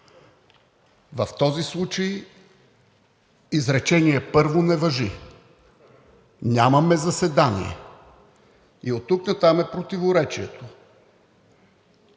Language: Bulgarian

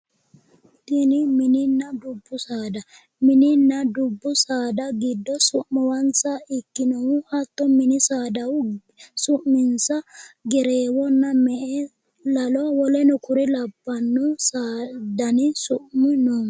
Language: Sidamo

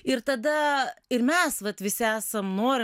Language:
Lithuanian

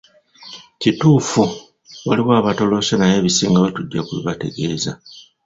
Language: Ganda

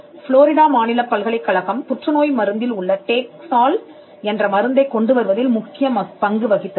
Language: Tamil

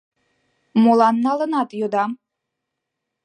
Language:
Mari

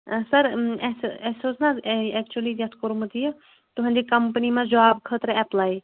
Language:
Kashmiri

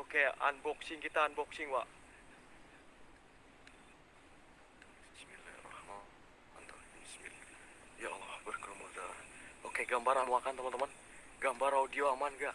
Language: Indonesian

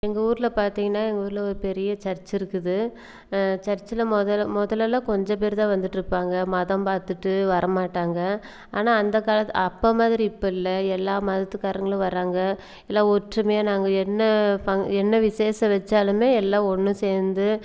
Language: Tamil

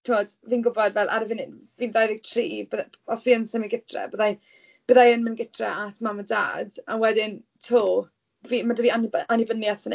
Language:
Welsh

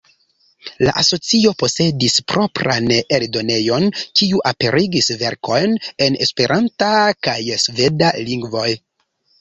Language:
Esperanto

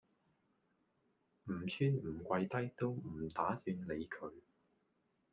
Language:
Cantonese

